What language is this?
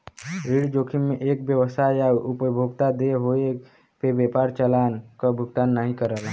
Bhojpuri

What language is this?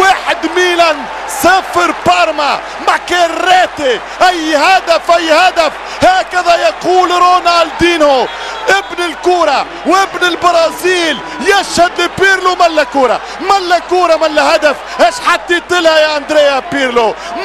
Arabic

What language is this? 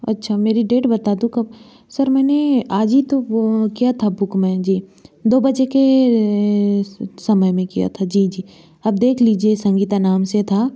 Hindi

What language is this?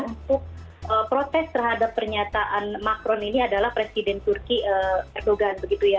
Indonesian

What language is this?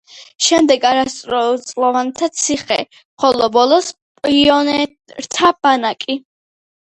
Georgian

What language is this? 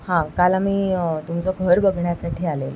Marathi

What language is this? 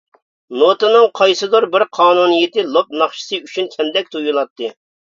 Uyghur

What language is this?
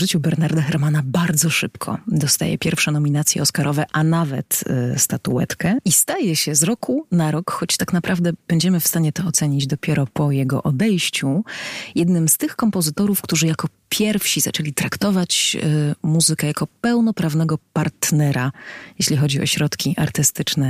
Polish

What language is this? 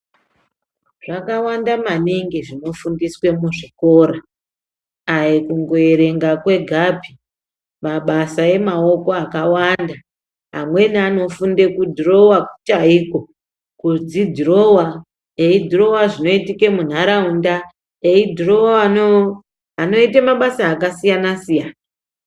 Ndau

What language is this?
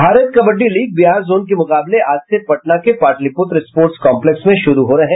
Hindi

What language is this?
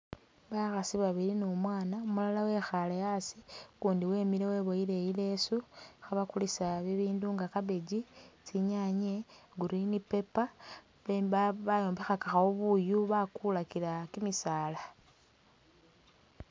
Masaaba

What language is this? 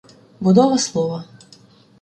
Ukrainian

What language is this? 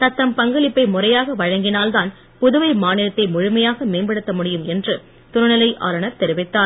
Tamil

